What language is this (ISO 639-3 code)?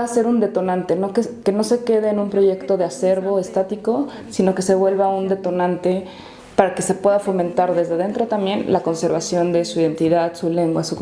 spa